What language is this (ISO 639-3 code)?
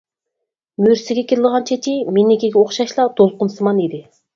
uig